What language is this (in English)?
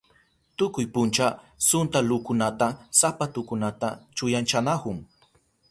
Southern Pastaza Quechua